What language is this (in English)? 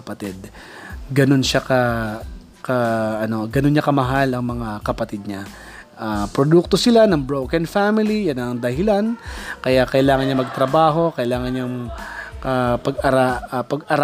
Filipino